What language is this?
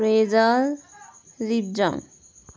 Nepali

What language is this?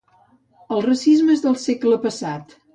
Catalan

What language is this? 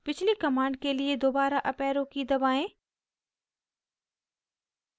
Hindi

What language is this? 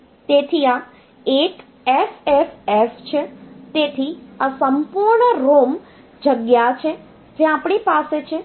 Gujarati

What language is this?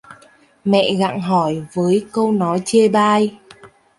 Vietnamese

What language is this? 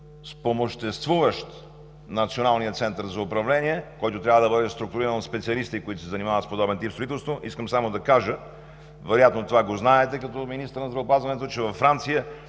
Bulgarian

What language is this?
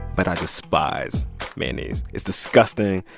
English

